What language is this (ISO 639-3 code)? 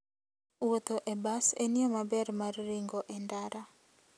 luo